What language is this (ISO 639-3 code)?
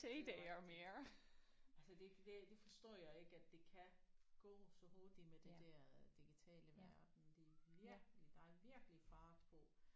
dan